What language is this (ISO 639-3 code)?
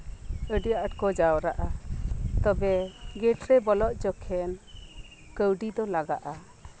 sat